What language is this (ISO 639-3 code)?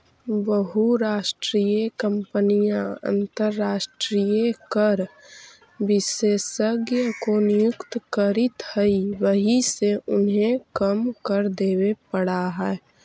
mag